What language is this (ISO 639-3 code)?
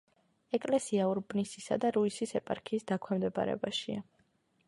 kat